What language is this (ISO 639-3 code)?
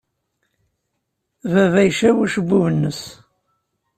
kab